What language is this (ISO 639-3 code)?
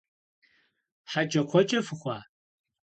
kbd